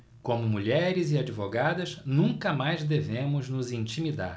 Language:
Portuguese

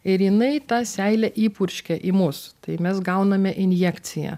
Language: Lithuanian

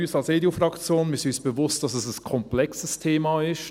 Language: Swiss German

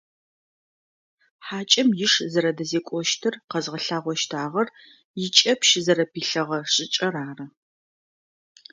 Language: Adyghe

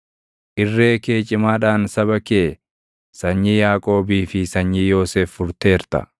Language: Oromo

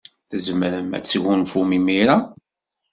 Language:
Kabyle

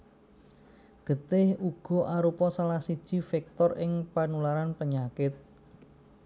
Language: Javanese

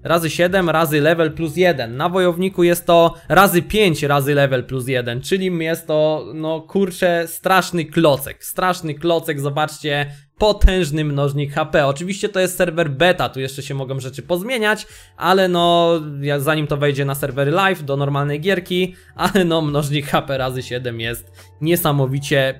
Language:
Polish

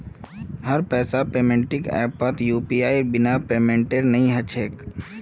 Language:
Magahi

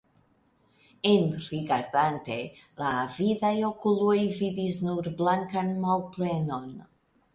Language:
Esperanto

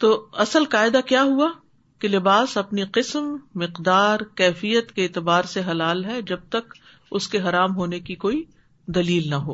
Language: Urdu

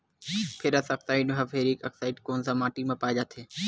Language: Chhattisgarhi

